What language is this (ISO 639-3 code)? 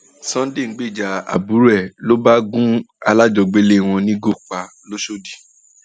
yor